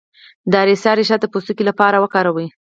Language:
Pashto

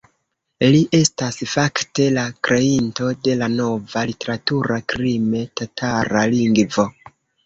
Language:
Esperanto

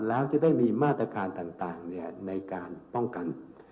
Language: Thai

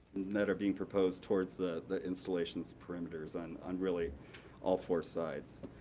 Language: English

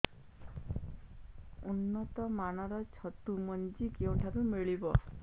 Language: Odia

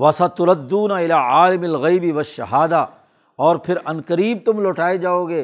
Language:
Urdu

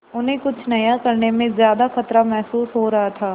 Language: Hindi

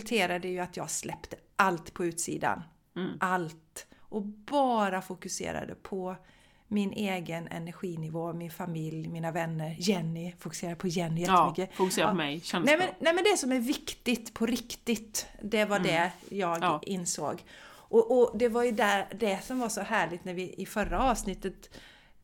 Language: Swedish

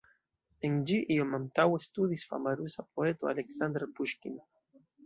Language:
Esperanto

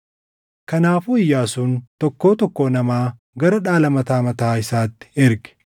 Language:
Oromo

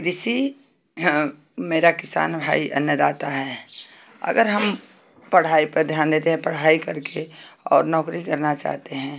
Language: Hindi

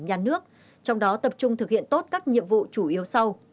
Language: Vietnamese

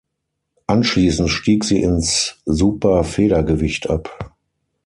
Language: German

